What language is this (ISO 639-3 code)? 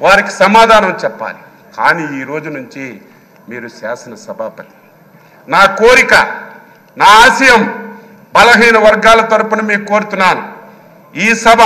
tel